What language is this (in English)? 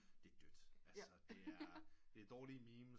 Danish